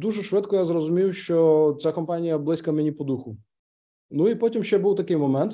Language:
Ukrainian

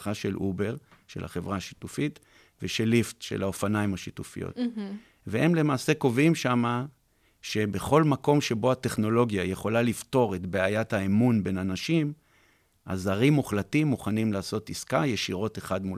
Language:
Hebrew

